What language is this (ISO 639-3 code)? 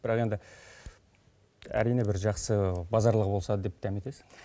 kaz